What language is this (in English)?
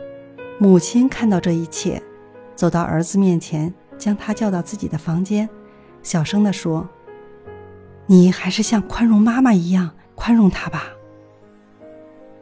Chinese